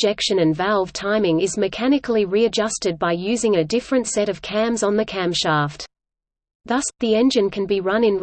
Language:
English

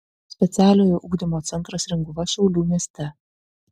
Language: Lithuanian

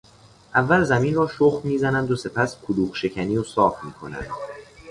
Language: Persian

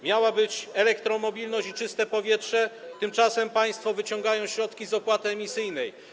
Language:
Polish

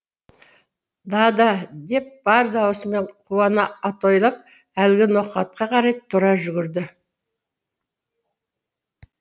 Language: Kazakh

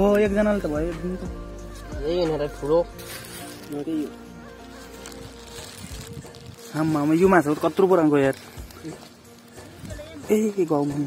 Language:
Indonesian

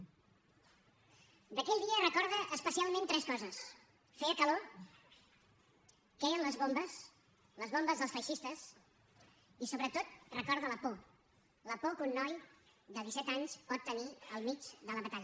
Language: Catalan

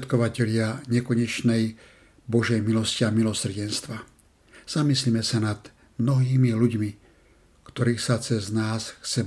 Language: Slovak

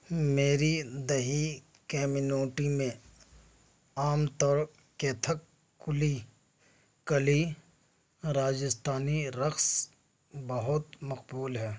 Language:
Urdu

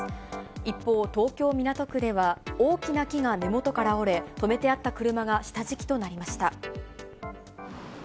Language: Japanese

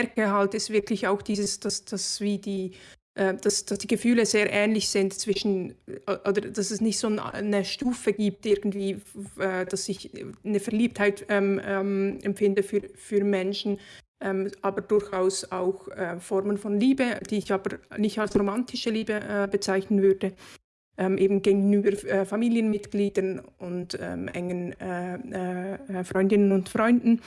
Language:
German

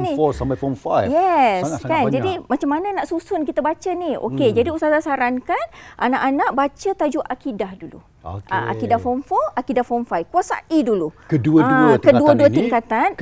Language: Malay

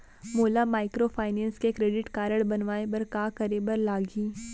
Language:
Chhattisgarhi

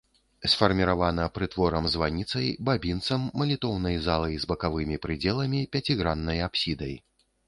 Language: Belarusian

